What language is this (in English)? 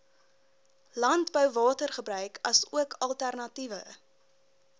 Afrikaans